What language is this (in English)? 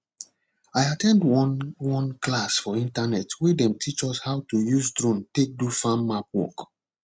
Nigerian Pidgin